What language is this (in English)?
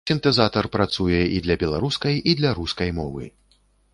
Belarusian